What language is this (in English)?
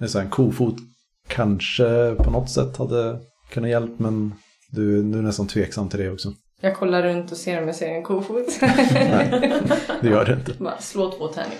Swedish